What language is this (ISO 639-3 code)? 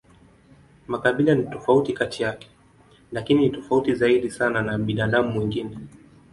swa